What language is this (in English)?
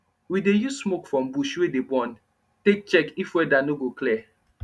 Nigerian Pidgin